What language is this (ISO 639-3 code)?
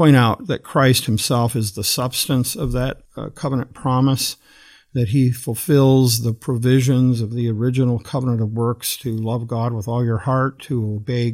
eng